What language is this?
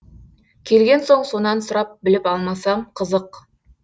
Kazakh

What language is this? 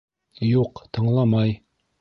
Bashkir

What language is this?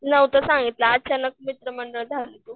Marathi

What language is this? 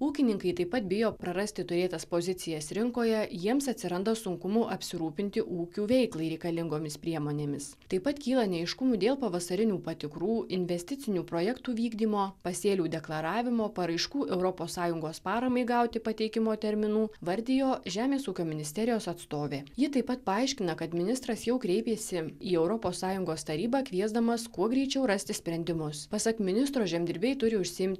Lithuanian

